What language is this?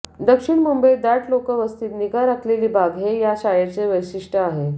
Marathi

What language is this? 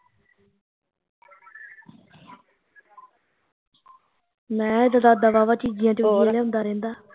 Punjabi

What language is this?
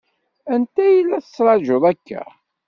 Kabyle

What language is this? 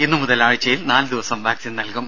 Malayalam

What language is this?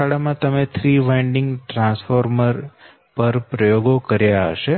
Gujarati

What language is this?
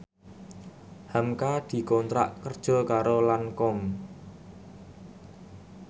Javanese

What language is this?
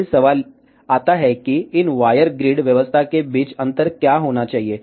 Hindi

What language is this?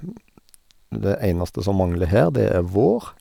Norwegian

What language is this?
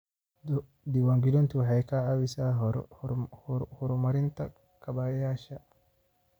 Somali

